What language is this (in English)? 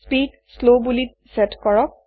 Assamese